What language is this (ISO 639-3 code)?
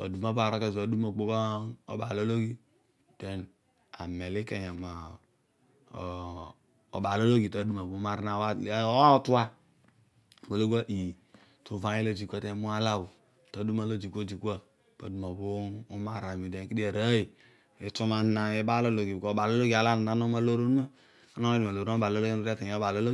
odu